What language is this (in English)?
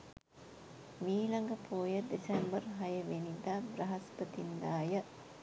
Sinhala